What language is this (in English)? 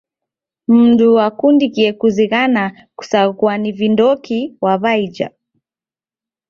Taita